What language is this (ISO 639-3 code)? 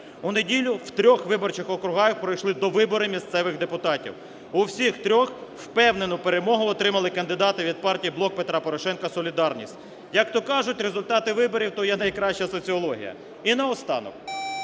ukr